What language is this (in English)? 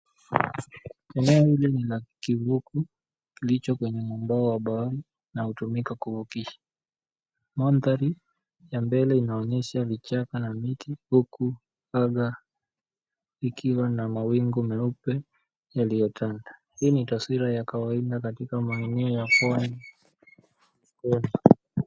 Swahili